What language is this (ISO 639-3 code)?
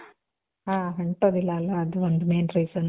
kan